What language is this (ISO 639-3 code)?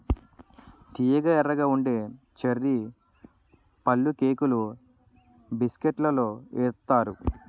tel